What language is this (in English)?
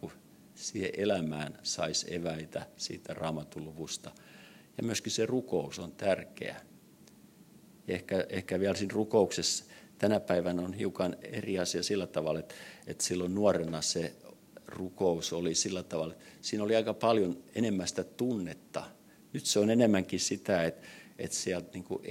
Finnish